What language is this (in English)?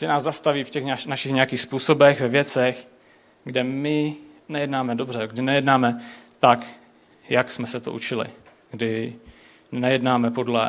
Czech